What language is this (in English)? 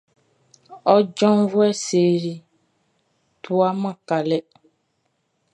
Baoulé